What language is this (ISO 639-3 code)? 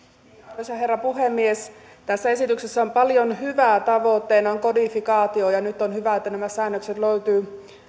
fin